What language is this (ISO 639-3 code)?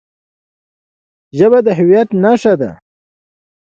pus